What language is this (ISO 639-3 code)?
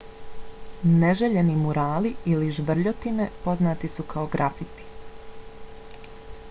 bos